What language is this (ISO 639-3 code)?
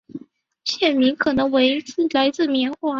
zho